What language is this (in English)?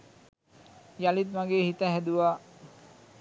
Sinhala